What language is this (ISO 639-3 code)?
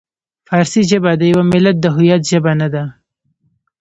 pus